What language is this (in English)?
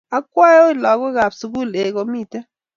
Kalenjin